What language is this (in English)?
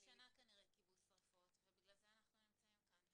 Hebrew